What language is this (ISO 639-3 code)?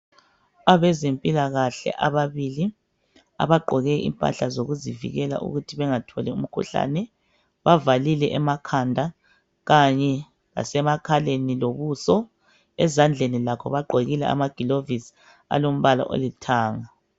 nde